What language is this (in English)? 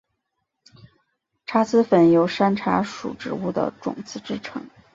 Chinese